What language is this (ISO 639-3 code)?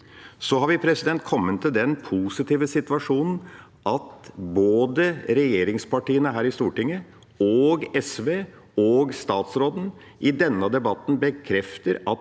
nor